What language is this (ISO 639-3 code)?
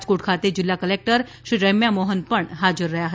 guj